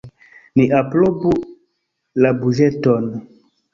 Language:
Esperanto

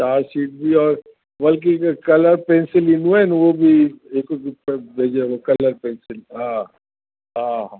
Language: Sindhi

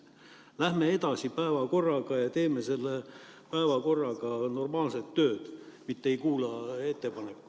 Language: Estonian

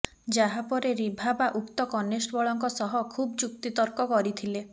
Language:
Odia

